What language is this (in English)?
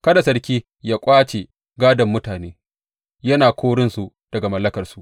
Hausa